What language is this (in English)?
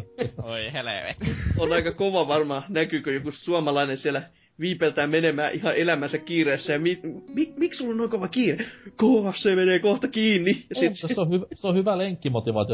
Finnish